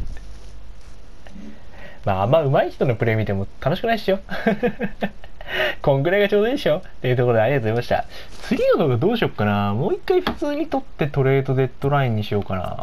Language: Japanese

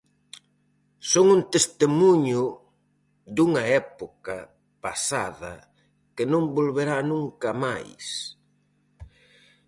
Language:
Galician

